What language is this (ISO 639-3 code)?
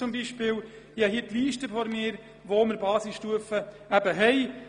gsw